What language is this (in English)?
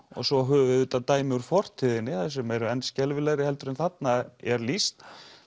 Icelandic